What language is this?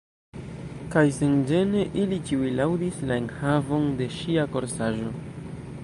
Esperanto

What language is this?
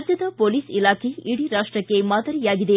Kannada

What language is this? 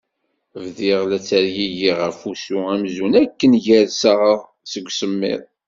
Kabyle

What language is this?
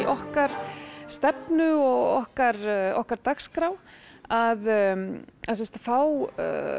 Icelandic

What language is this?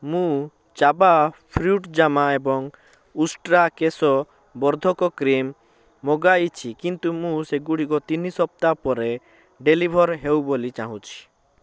Odia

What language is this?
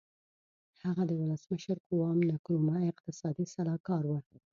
Pashto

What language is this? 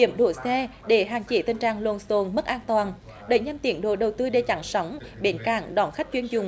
Vietnamese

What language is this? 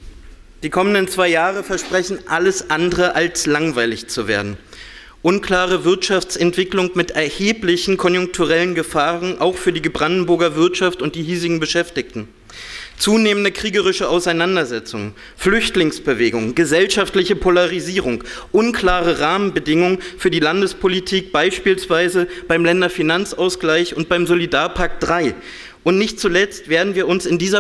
German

